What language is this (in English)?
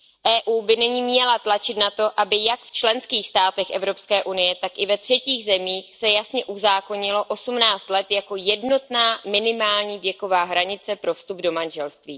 Czech